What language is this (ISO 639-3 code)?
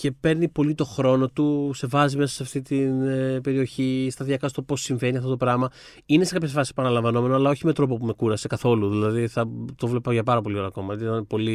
ell